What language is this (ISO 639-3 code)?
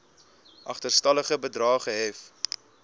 afr